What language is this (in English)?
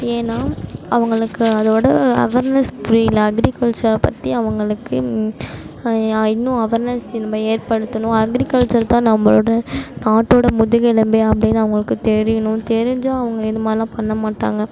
Tamil